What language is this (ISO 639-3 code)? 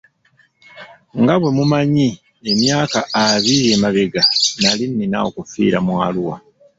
lug